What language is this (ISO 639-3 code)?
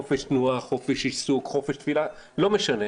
heb